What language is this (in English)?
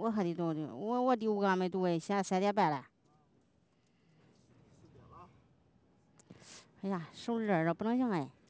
Chinese